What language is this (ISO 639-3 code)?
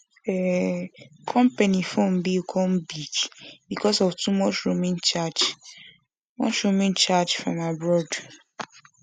pcm